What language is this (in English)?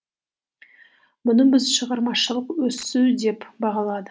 Kazakh